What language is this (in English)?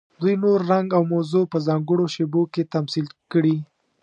Pashto